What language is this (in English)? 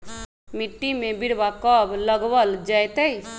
Magahi